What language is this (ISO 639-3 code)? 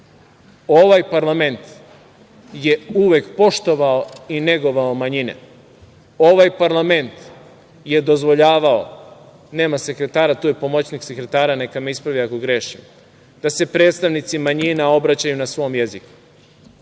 srp